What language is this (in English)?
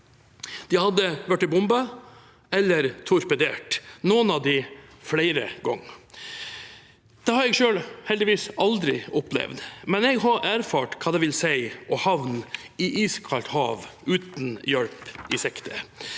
Norwegian